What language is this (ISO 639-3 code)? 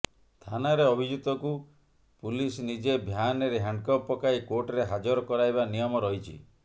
ori